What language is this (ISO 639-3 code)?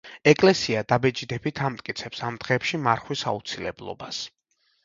kat